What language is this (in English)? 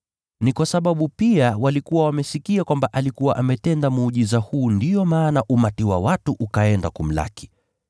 Swahili